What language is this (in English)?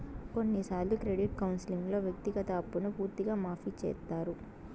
Telugu